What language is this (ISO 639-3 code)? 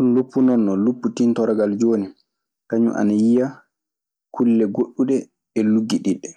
ffm